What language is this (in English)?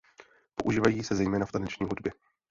Czech